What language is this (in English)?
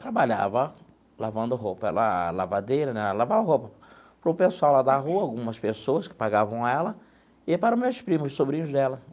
Portuguese